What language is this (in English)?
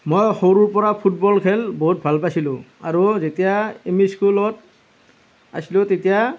Assamese